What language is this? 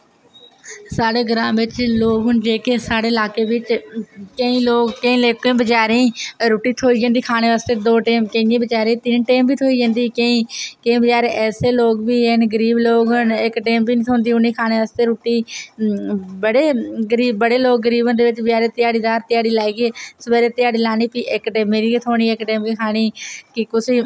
Dogri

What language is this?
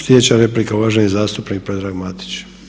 Croatian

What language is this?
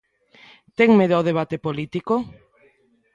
Galician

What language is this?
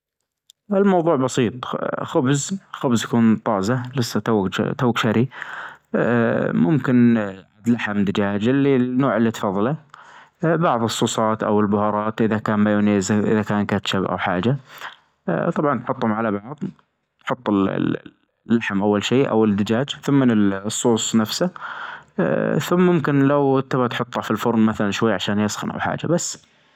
Najdi Arabic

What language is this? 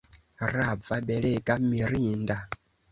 Esperanto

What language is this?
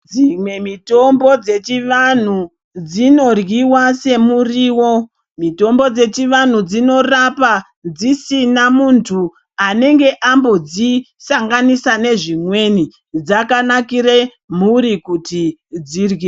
Ndau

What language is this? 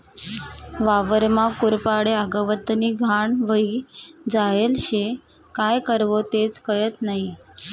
Marathi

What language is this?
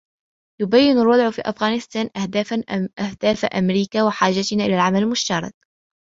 Arabic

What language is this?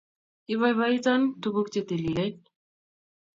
Kalenjin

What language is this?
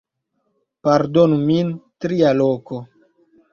Esperanto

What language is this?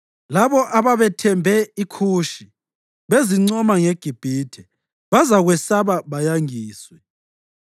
North Ndebele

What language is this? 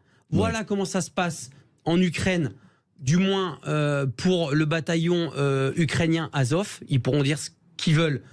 French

